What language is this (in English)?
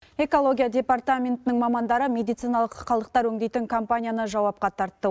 Kazakh